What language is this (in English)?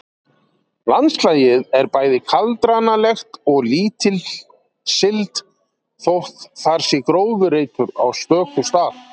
Icelandic